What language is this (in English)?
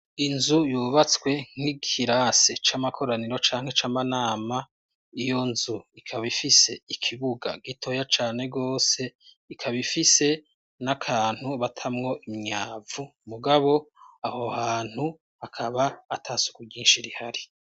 Rundi